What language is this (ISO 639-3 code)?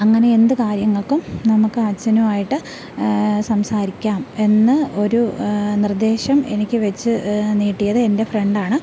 mal